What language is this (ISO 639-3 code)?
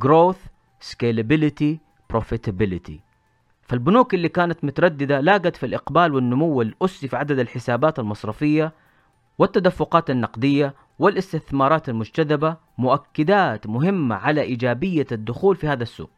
ara